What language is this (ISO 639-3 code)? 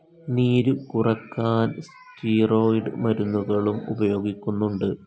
mal